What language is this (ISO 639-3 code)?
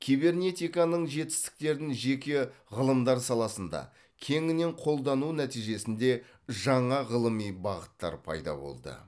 kaz